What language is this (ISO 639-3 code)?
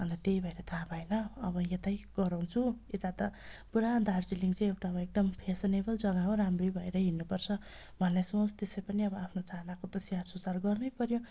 nep